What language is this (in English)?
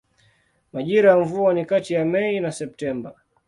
Swahili